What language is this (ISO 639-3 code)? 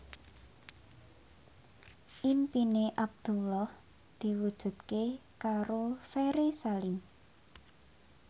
jav